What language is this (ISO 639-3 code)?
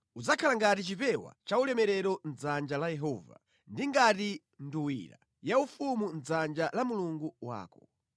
nya